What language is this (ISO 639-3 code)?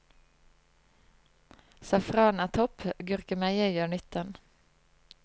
nor